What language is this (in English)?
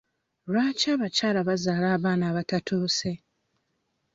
Ganda